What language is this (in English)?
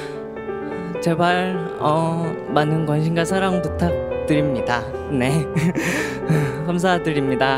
Korean